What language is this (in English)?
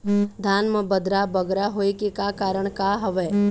Chhattisgarhi